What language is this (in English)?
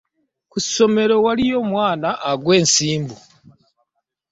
Ganda